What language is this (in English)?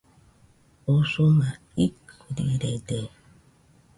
Nüpode Huitoto